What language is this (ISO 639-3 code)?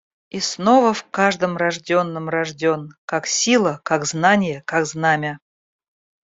rus